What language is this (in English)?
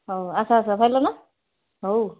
Odia